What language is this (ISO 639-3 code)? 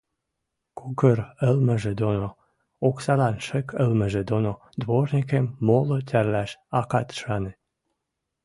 mrj